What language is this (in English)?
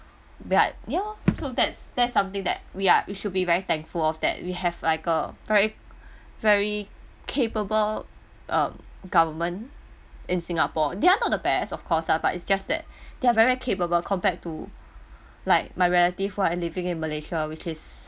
English